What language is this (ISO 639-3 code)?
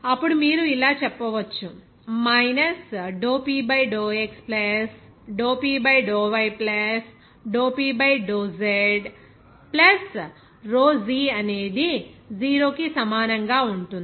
tel